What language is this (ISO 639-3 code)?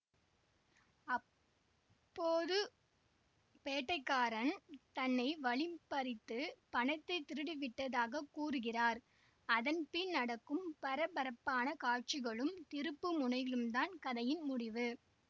tam